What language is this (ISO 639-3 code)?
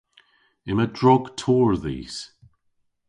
cor